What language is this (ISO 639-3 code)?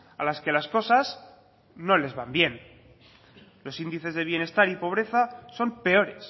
spa